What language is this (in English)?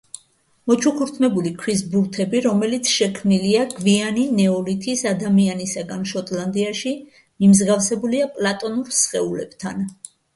Georgian